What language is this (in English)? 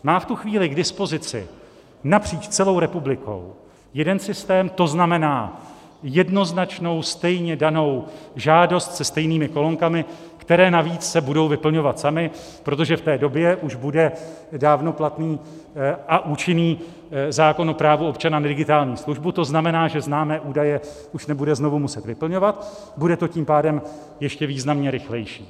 Czech